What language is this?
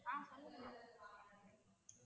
Tamil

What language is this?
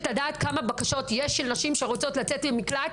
Hebrew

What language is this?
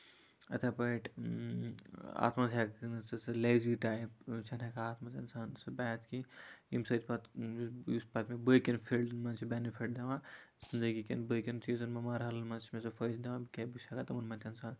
Kashmiri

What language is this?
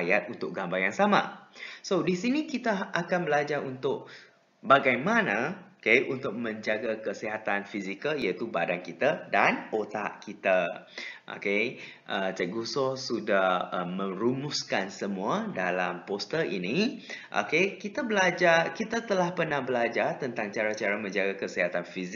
Malay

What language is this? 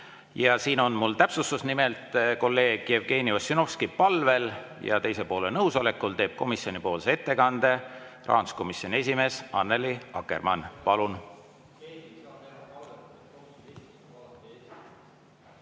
Estonian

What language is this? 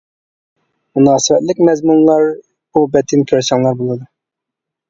Uyghur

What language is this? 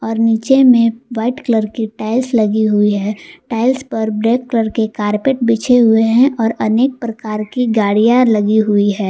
Hindi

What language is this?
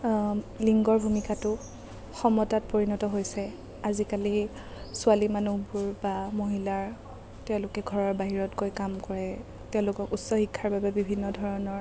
Assamese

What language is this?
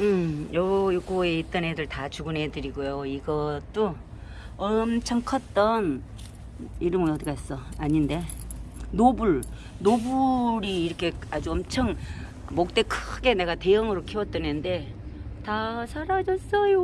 Korean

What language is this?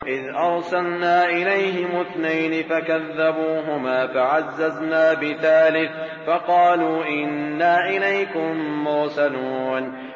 Arabic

